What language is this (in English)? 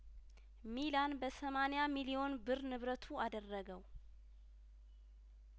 Amharic